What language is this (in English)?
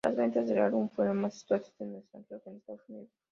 Spanish